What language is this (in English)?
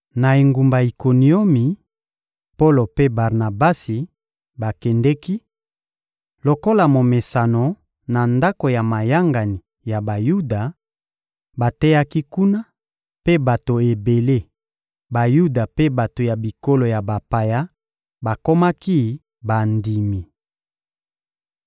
Lingala